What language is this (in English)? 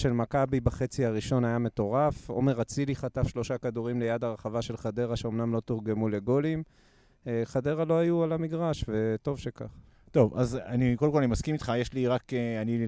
Hebrew